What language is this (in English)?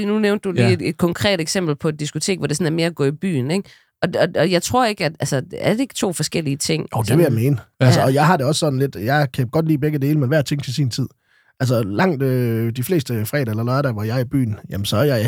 Danish